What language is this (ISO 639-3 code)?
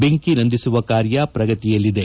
kan